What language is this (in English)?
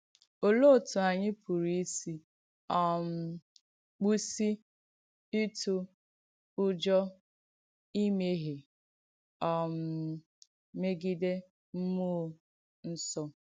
Igbo